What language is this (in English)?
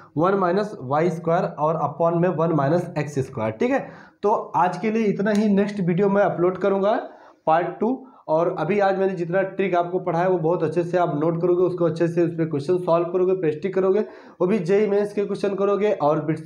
Hindi